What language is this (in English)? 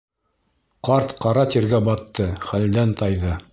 Bashkir